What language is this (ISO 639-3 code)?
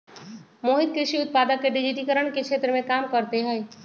mag